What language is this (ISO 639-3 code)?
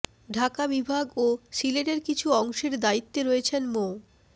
ben